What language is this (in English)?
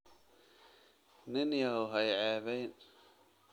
Somali